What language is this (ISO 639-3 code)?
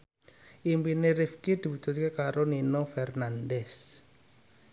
jav